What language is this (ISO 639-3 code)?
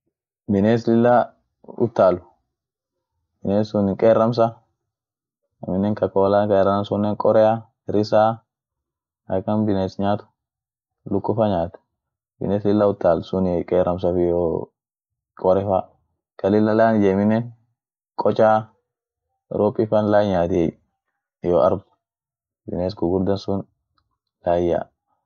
orc